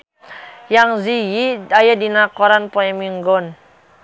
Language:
Sundanese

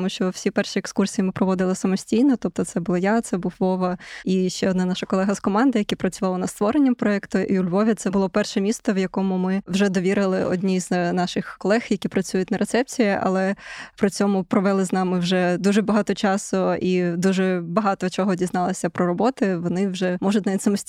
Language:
Ukrainian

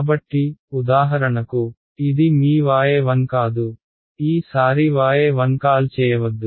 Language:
Telugu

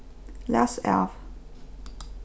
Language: Faroese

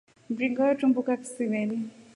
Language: Rombo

